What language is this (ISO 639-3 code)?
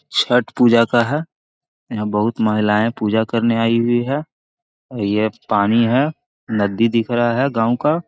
mag